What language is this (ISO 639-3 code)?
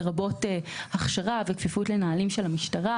heb